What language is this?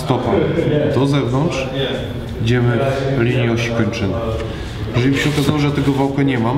Polish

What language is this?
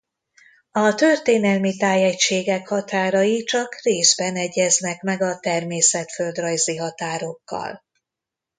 Hungarian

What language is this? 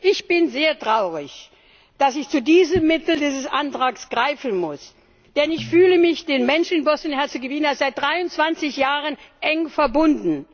German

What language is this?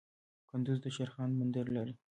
Pashto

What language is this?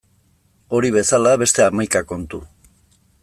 Basque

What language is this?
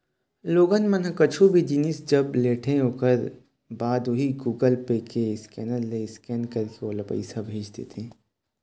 Chhattisgarhi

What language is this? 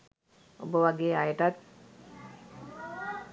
Sinhala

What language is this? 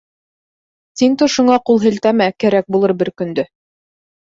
Bashkir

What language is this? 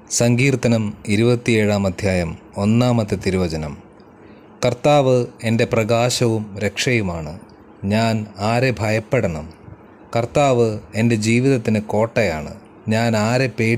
Malayalam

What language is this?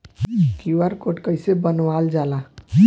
Bhojpuri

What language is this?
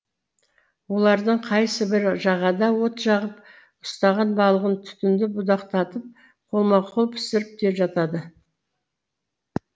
Kazakh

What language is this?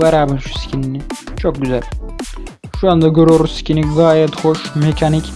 Turkish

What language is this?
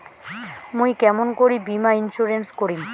Bangla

